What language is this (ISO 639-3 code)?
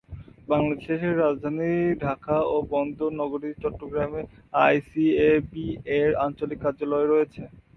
ben